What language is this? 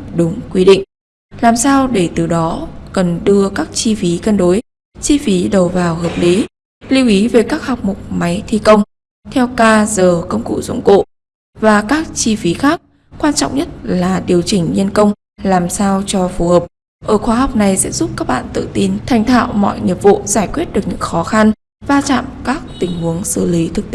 Vietnamese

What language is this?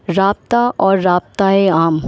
Urdu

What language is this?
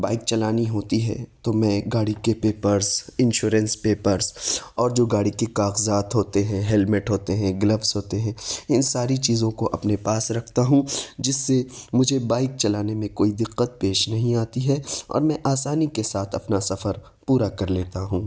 Urdu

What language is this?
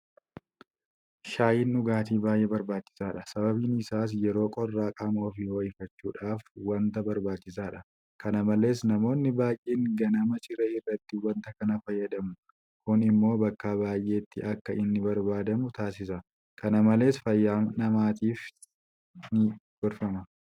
Oromo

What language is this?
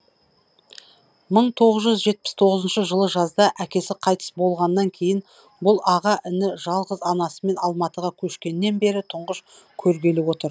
Kazakh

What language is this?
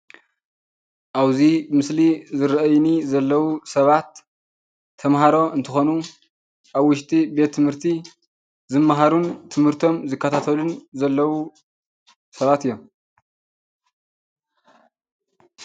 Tigrinya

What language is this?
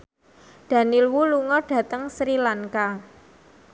Javanese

